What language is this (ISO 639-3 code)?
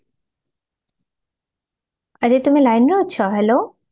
ori